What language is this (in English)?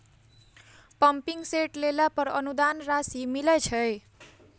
Maithili